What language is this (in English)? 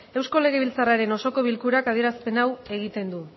Basque